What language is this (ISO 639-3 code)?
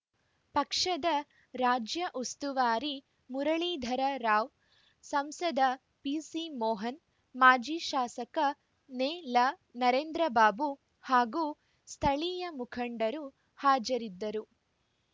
kan